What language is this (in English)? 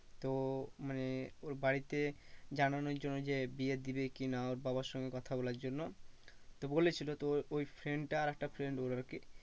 Bangla